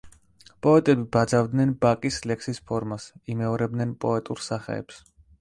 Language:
Georgian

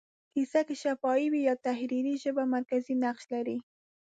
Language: Pashto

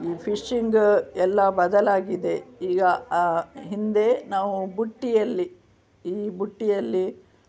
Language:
Kannada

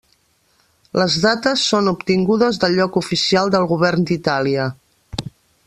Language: Catalan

